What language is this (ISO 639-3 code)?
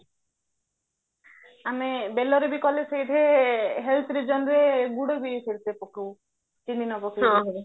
ori